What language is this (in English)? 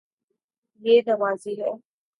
Urdu